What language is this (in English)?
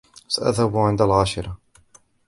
Arabic